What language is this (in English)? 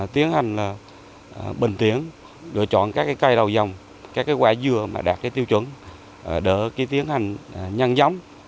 Vietnamese